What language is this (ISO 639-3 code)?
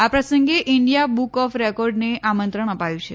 guj